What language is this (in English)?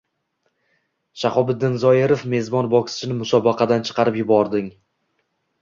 Uzbek